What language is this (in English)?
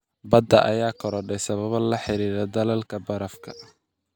Somali